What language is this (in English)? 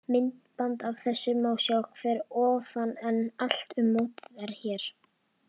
Icelandic